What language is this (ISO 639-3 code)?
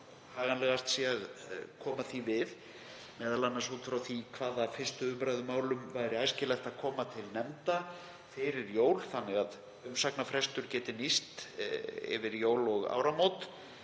isl